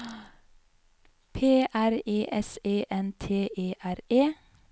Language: Norwegian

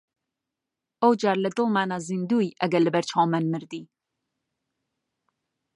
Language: Central Kurdish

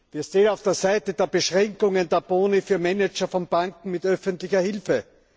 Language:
German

